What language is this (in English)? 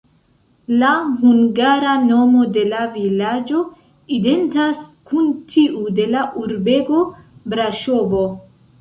Esperanto